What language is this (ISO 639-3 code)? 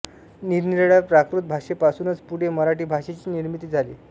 mar